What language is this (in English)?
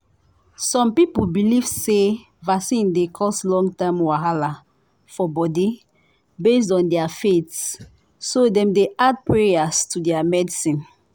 Nigerian Pidgin